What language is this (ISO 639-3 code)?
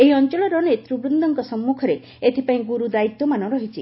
ori